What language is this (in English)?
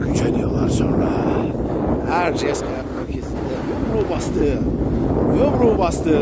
Turkish